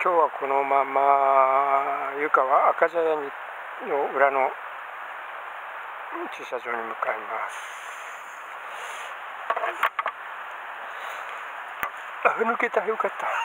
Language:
Japanese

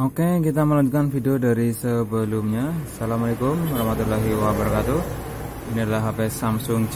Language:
Indonesian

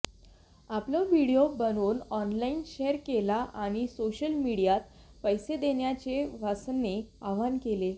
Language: Marathi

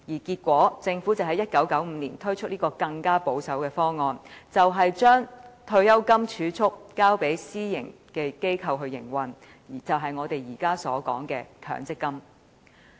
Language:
Cantonese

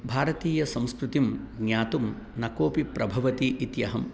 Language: Sanskrit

